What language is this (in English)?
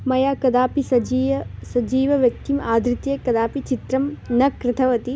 Sanskrit